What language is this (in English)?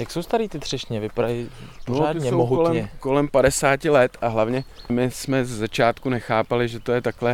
Czech